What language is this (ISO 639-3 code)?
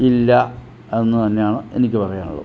mal